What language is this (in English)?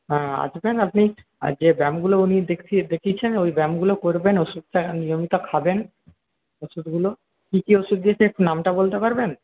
Bangla